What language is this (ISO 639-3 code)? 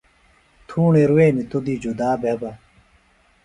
phl